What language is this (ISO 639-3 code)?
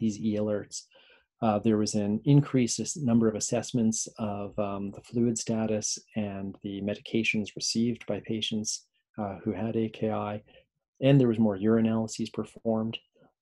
eng